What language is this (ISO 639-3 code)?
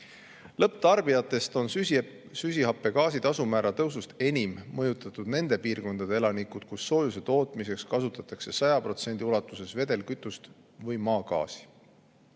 est